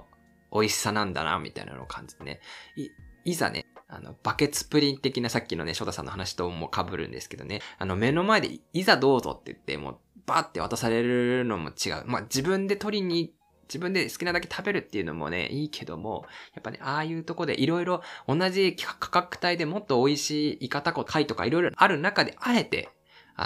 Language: Japanese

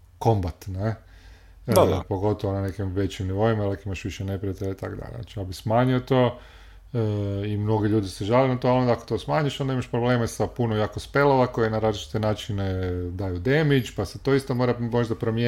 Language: Croatian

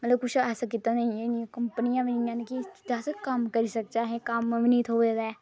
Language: Dogri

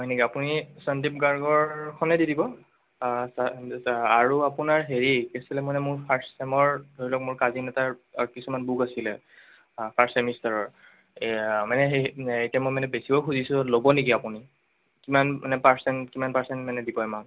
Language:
Assamese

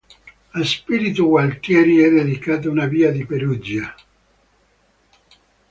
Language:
Italian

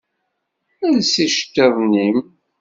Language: Kabyle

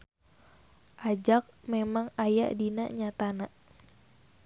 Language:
Sundanese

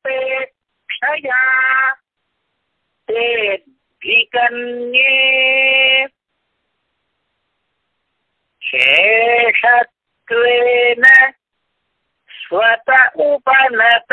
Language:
Indonesian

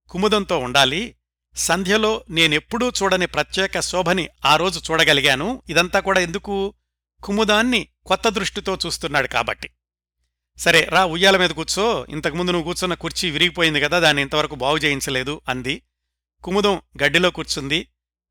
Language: Telugu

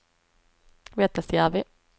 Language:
Swedish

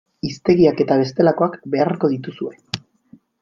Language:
Basque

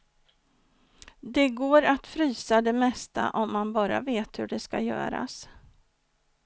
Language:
Swedish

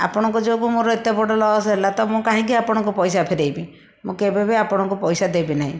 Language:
Odia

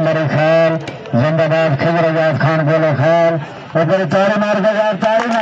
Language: Arabic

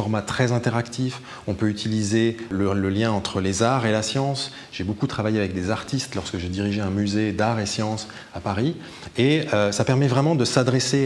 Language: French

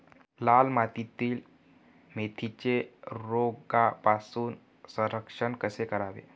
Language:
Marathi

